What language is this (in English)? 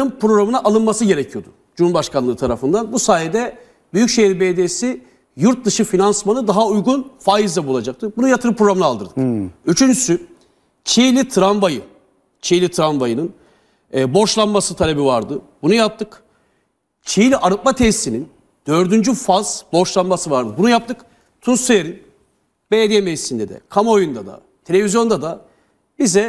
Turkish